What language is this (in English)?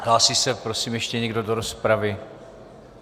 Czech